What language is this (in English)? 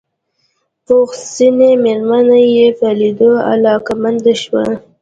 Pashto